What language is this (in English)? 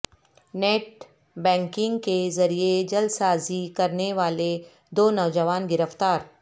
Urdu